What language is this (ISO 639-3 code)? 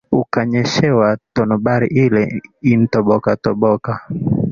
swa